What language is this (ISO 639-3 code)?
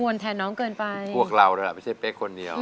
tha